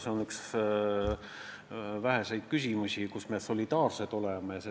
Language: Estonian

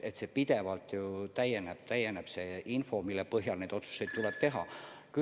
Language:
Estonian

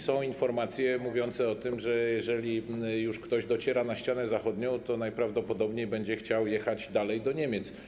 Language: Polish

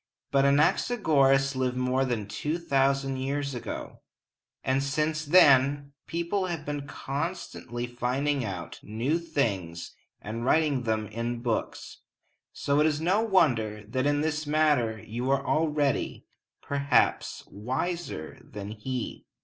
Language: English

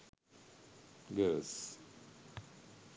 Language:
Sinhala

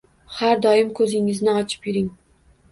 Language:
Uzbek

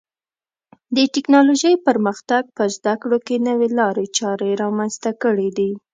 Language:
Pashto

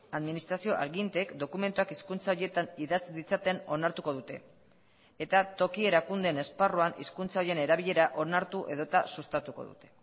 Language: Basque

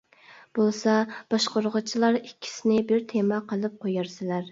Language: Uyghur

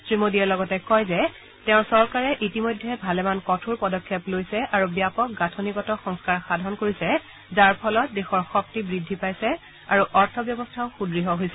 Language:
Assamese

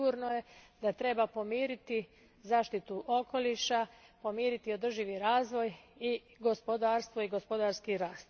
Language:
Croatian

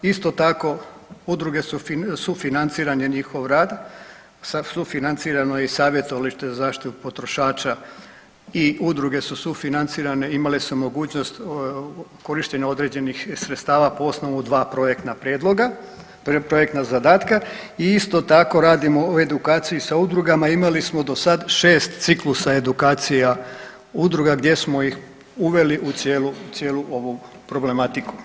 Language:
Croatian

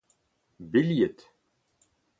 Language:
Breton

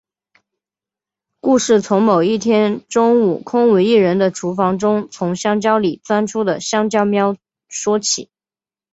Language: Chinese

